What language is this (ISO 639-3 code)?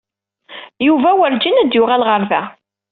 kab